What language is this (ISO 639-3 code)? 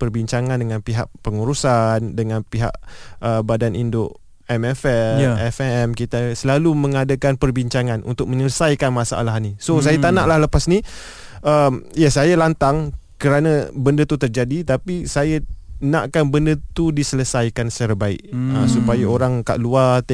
msa